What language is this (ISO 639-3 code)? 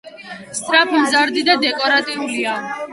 kat